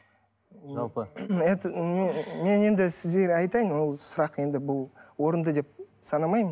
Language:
Kazakh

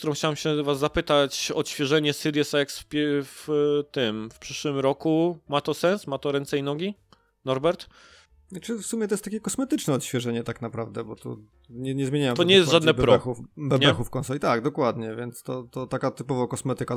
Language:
Polish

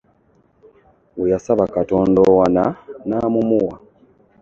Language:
Ganda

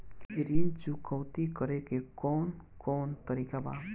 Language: Bhojpuri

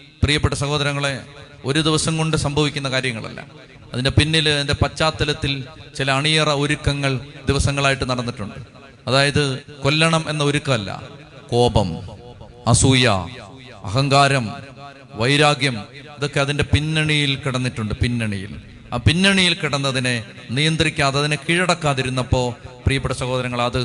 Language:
Malayalam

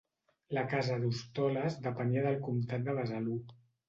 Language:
Catalan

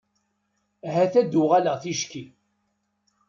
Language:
Kabyle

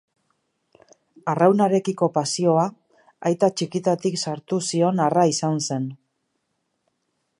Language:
Basque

